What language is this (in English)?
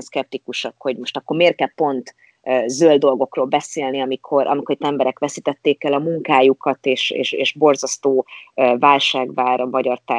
Hungarian